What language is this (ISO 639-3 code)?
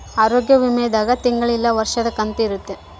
kan